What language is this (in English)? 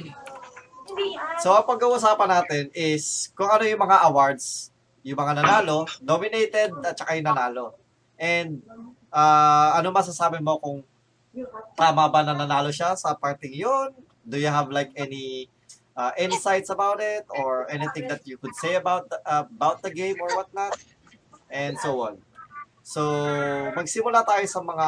Filipino